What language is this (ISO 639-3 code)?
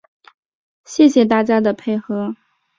zho